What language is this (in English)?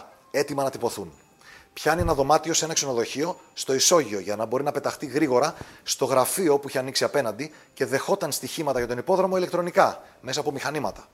Greek